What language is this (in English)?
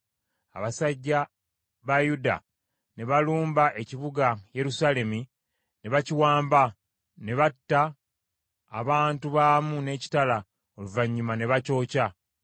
Ganda